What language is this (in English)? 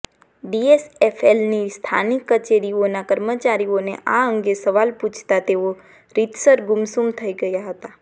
Gujarati